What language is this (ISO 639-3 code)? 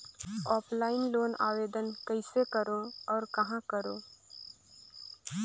hne